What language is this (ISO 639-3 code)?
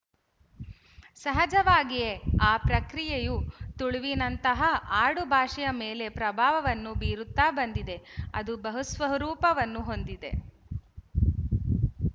kan